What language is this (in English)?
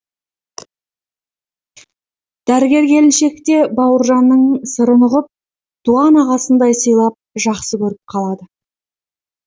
Kazakh